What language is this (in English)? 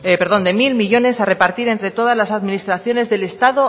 Spanish